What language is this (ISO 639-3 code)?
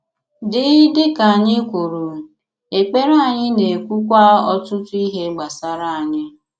ibo